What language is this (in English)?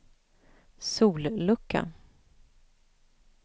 Swedish